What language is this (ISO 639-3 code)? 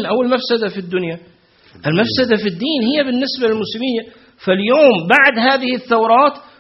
ara